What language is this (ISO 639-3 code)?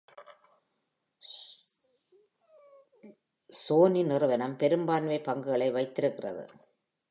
tam